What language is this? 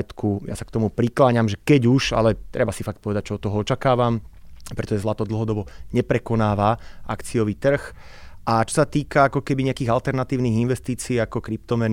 Slovak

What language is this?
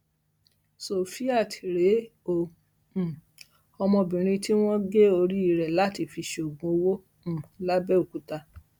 Yoruba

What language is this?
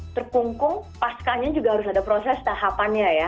Indonesian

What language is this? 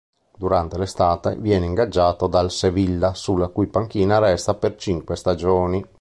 Italian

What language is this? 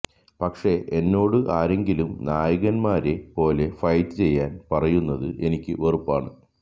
Malayalam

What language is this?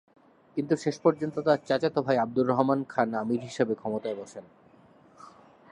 Bangla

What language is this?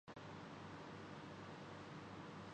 Urdu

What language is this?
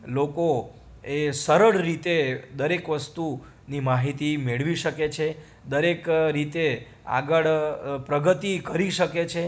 Gujarati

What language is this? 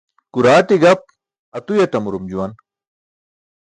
Burushaski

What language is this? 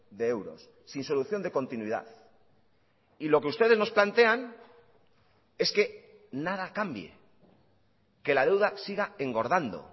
Spanish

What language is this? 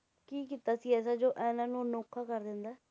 Punjabi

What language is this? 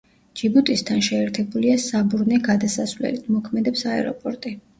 Georgian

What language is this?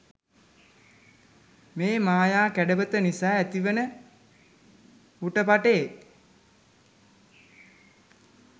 Sinhala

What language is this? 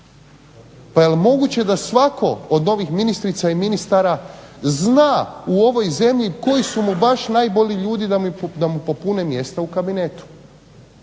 Croatian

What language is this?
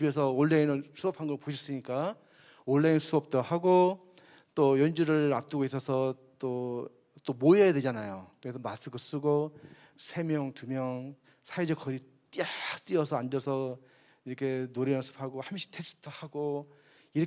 Korean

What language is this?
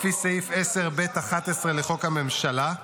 Hebrew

